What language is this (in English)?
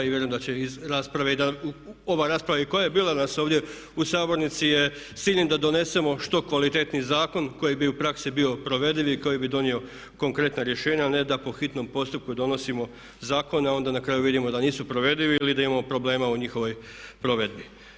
Croatian